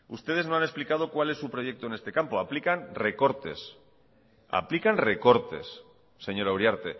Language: Spanish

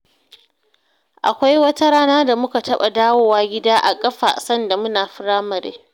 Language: Hausa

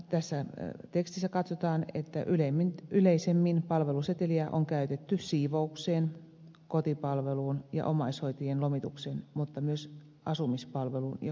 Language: Finnish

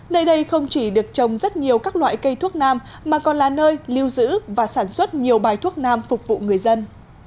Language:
Vietnamese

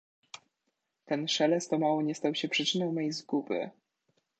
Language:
Polish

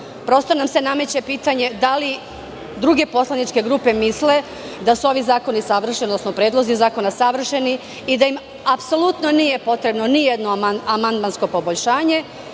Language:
Serbian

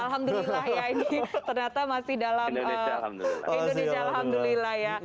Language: Indonesian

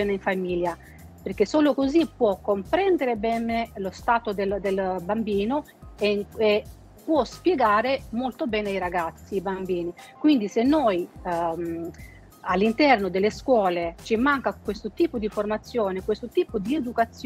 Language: Italian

